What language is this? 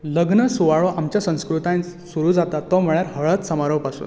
Konkani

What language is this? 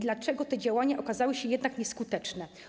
Polish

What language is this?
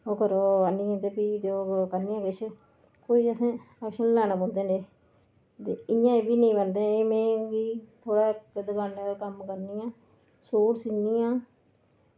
Dogri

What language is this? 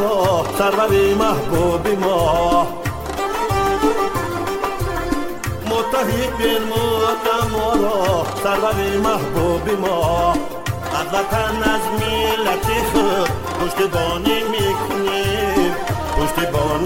Persian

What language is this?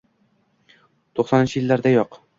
Uzbek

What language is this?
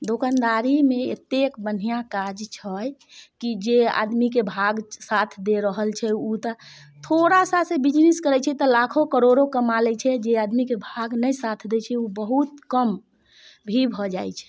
Maithili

